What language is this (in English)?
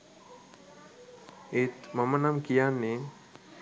Sinhala